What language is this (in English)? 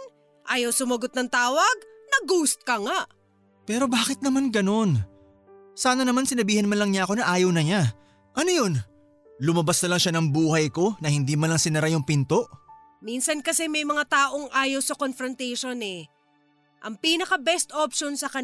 Filipino